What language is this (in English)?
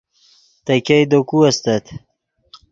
Yidgha